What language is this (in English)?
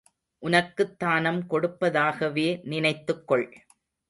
Tamil